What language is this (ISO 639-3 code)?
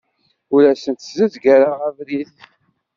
kab